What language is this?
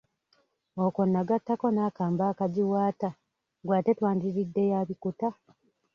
Ganda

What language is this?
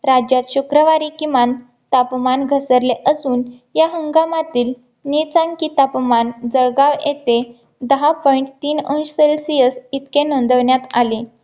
Marathi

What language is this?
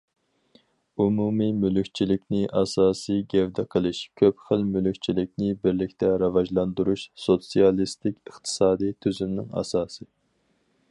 Uyghur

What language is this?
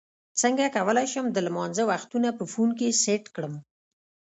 Pashto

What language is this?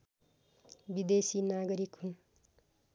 Nepali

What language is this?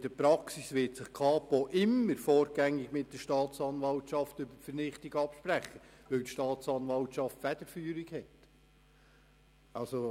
Swiss German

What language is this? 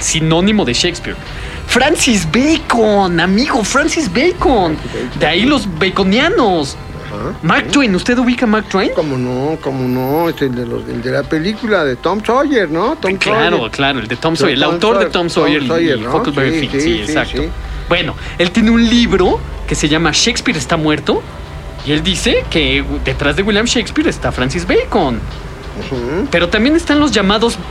Spanish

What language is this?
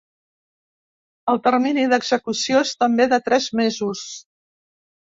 Catalan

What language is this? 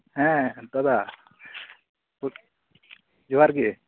Santali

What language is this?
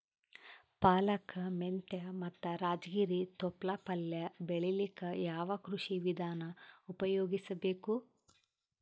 Kannada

